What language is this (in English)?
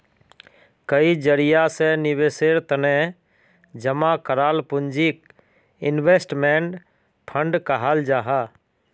Magahi